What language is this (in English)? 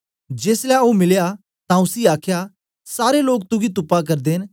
Dogri